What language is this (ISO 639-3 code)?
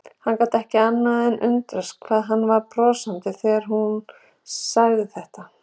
isl